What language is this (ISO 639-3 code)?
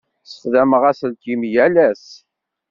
kab